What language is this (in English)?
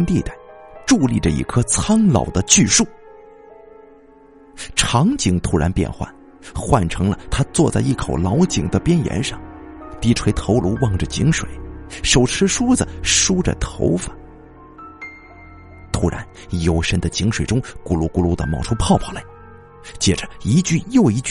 Chinese